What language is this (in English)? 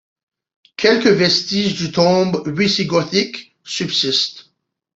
French